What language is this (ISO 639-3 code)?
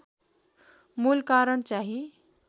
nep